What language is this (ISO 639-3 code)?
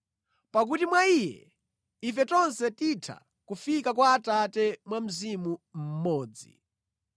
nya